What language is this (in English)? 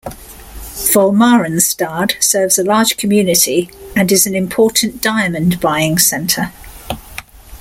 English